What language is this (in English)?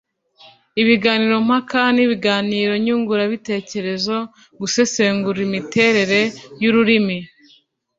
Kinyarwanda